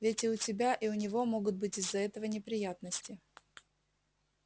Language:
Russian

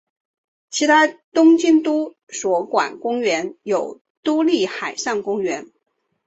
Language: Chinese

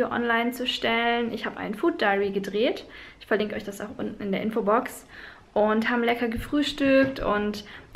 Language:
German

